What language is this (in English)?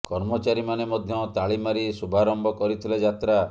Odia